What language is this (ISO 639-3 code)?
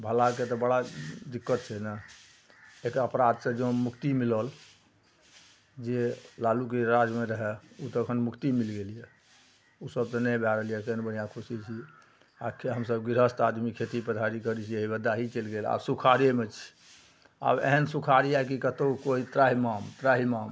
mai